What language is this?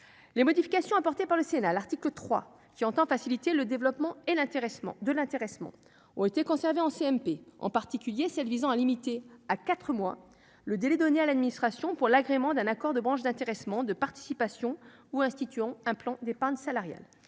French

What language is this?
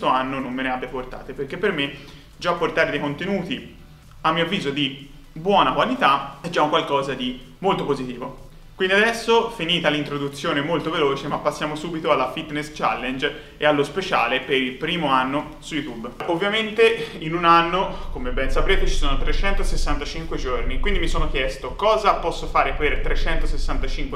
Italian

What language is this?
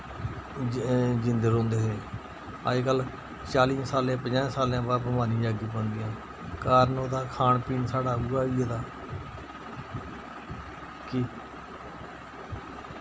Dogri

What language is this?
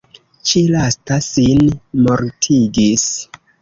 Esperanto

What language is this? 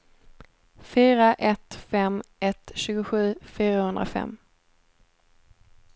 Swedish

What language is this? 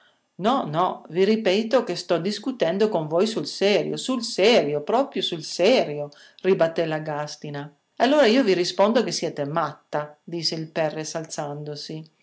Italian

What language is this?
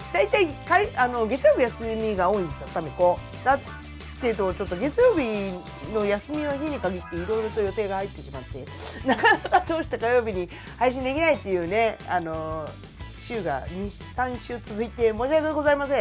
Japanese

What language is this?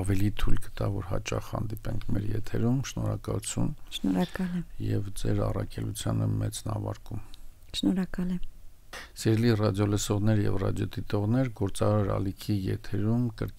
Romanian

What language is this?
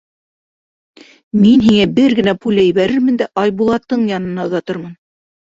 Bashkir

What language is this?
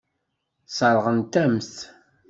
Kabyle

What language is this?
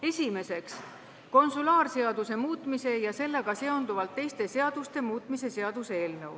Estonian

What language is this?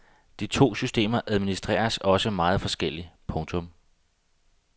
Danish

